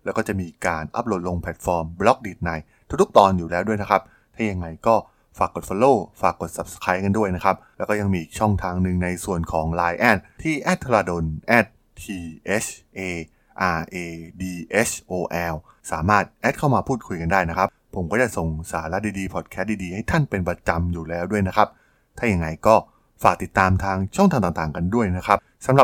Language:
Thai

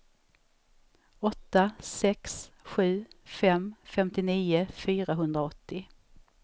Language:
Swedish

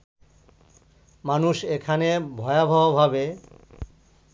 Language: Bangla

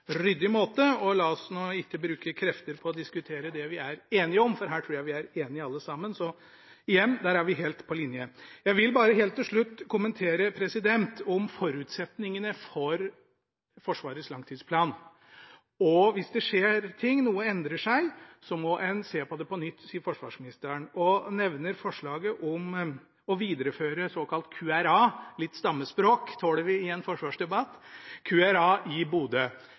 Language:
Norwegian Bokmål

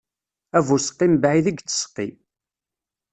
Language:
Kabyle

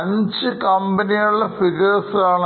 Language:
Malayalam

